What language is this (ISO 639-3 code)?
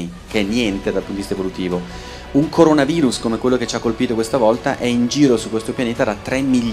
ita